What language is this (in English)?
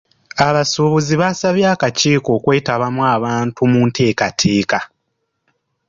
Ganda